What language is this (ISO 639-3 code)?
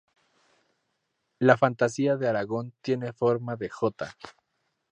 spa